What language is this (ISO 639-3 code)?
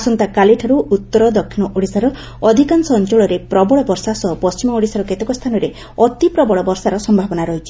ori